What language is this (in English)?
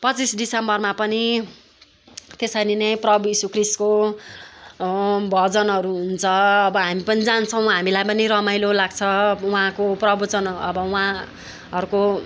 Nepali